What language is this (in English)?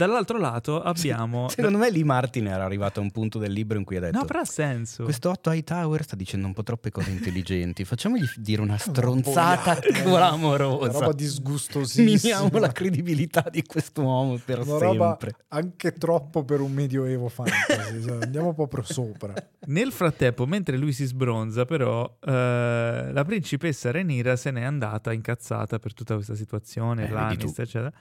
Italian